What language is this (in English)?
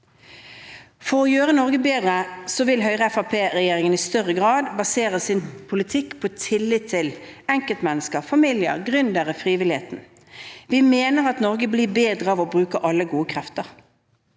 Norwegian